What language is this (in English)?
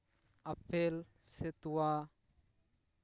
Santali